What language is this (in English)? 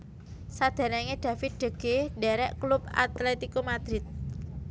Javanese